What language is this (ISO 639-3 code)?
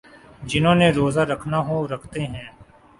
urd